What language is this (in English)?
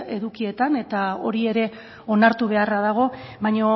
Basque